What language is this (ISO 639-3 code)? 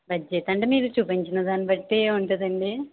tel